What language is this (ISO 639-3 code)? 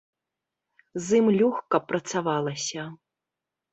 bel